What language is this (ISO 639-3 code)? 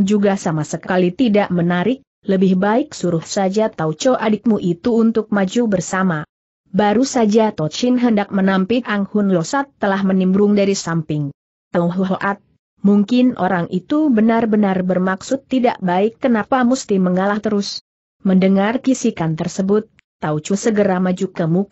ind